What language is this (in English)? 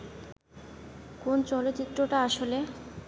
Bangla